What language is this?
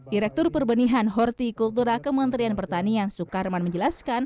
Indonesian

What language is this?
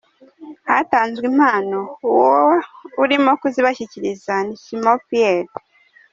Kinyarwanda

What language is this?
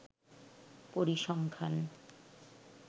Bangla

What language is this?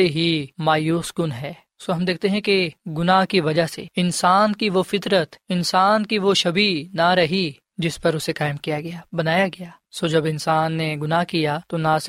Urdu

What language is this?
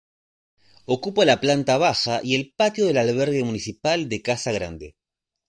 Spanish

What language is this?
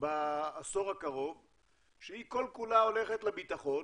Hebrew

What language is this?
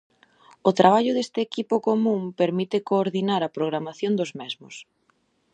Galician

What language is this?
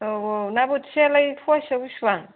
Bodo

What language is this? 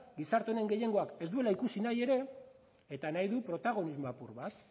Basque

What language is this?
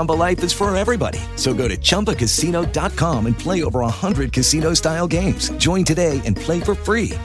Hebrew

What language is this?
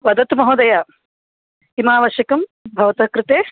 Sanskrit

